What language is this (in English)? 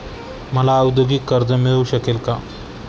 Marathi